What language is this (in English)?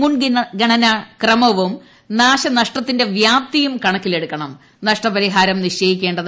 Malayalam